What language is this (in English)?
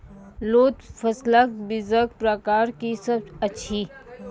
Maithili